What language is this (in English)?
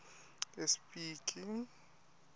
Swati